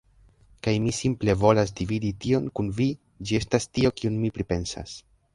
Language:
Esperanto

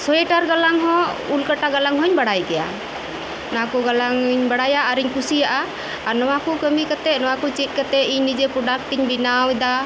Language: Santali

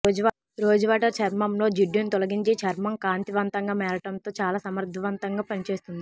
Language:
Telugu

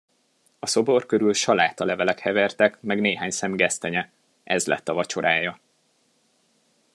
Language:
Hungarian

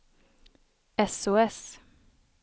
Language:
Swedish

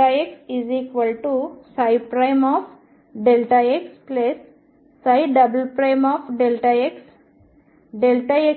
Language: Telugu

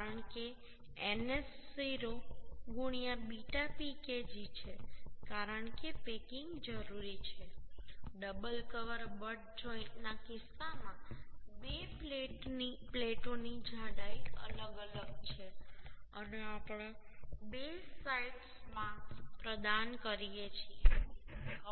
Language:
Gujarati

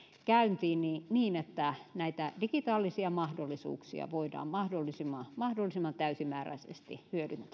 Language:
Finnish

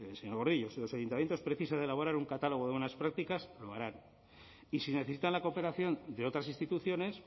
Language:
Spanish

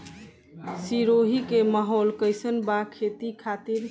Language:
Bhojpuri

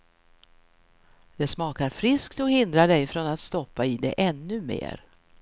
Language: Swedish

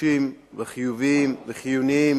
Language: Hebrew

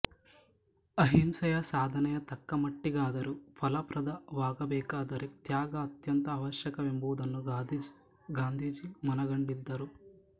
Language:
Kannada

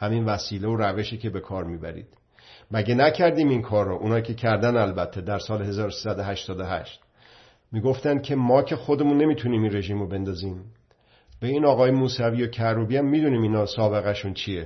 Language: Persian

